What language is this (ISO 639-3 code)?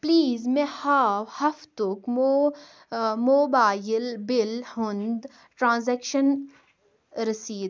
kas